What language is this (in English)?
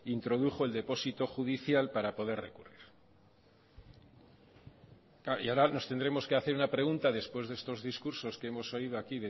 Spanish